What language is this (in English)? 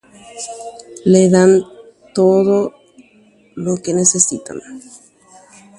Guarani